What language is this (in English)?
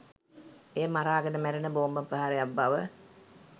Sinhala